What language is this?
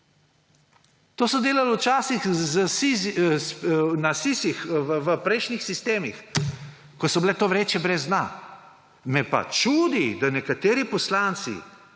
Slovenian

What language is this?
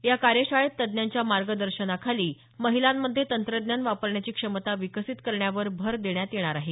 Marathi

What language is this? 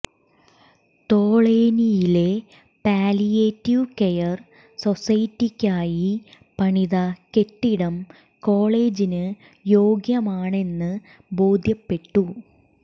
Malayalam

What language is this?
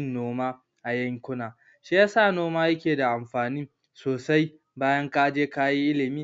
Hausa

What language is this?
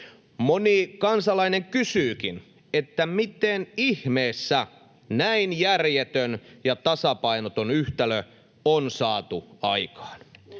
Finnish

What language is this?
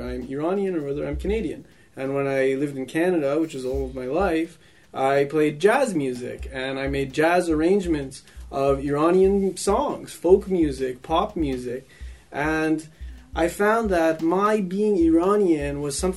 Persian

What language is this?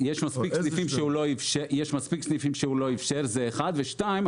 Hebrew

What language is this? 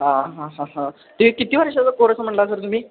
Marathi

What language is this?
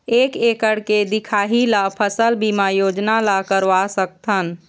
Chhattisgarhi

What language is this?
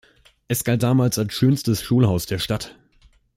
German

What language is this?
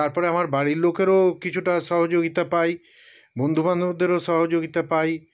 Bangla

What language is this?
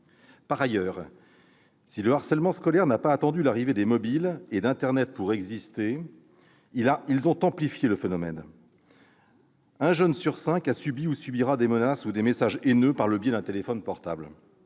French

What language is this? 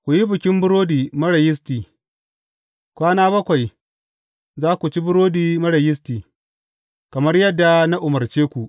Hausa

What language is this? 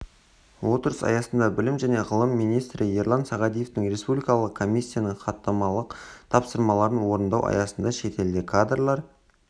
Kazakh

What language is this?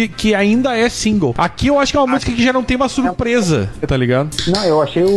Portuguese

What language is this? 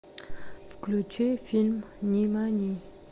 Russian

